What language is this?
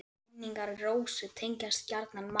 Icelandic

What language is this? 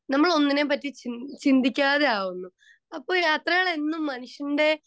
Malayalam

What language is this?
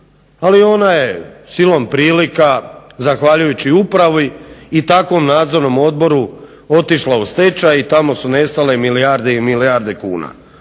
Croatian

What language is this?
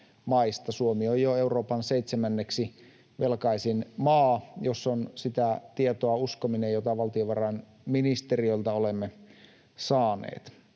Finnish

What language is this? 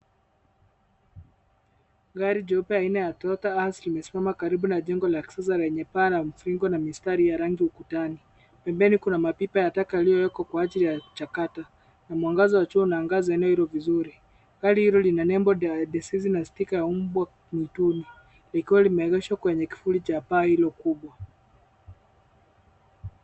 Swahili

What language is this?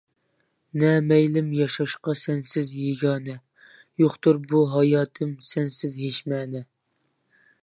Uyghur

